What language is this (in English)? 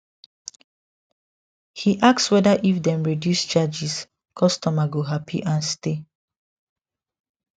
Nigerian Pidgin